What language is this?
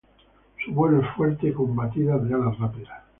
Spanish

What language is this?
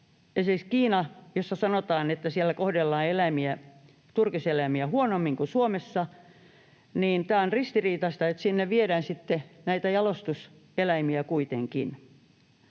Finnish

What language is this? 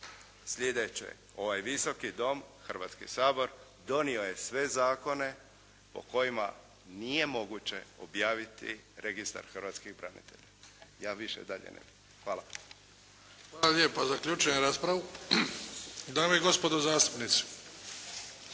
Croatian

